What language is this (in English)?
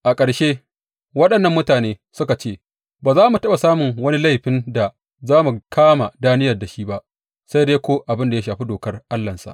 Hausa